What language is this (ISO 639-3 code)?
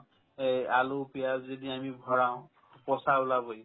asm